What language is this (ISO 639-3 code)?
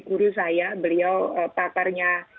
ind